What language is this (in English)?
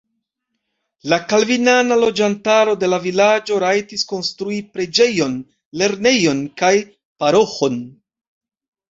Esperanto